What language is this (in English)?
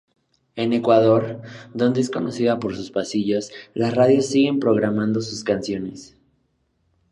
Spanish